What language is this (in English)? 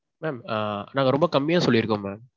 Tamil